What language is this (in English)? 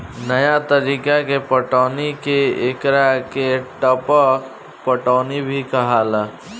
Bhojpuri